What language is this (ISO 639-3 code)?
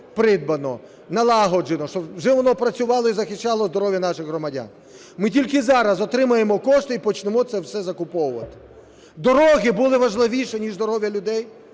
ukr